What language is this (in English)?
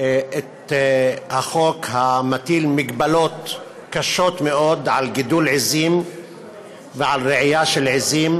Hebrew